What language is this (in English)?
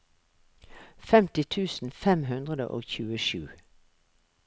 Norwegian